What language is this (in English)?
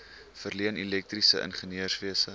Afrikaans